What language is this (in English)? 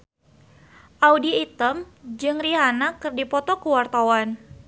Sundanese